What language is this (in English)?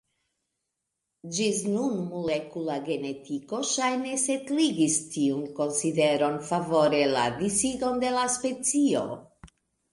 Esperanto